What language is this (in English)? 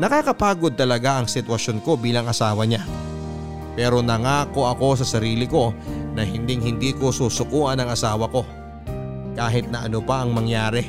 Filipino